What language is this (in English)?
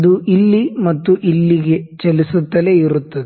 Kannada